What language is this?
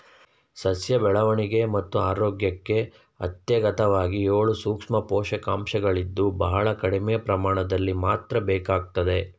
Kannada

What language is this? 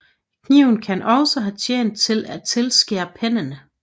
Danish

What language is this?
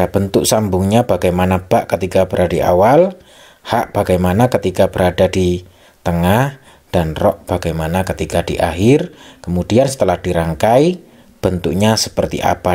Indonesian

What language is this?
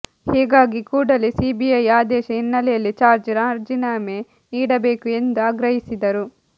Kannada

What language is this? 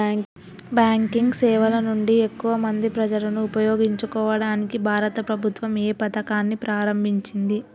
Telugu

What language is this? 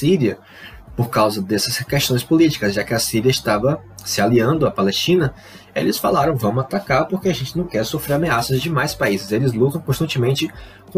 Portuguese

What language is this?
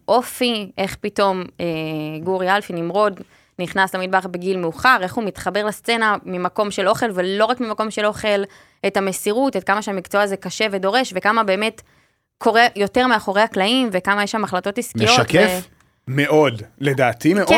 Hebrew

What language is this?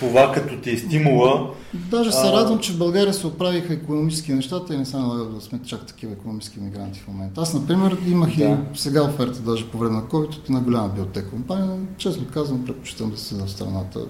Bulgarian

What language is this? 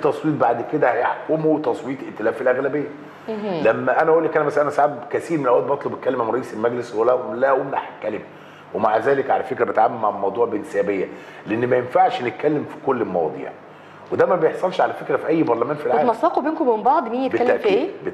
Arabic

